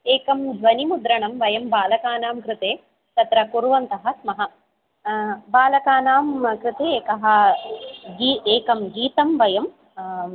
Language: Sanskrit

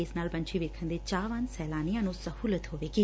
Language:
Punjabi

